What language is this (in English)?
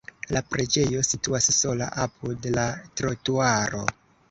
Esperanto